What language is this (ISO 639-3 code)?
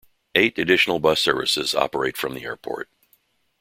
eng